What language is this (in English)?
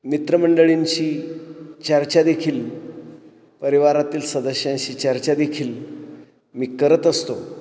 Marathi